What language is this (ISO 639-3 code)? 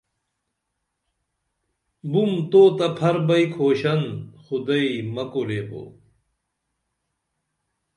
dml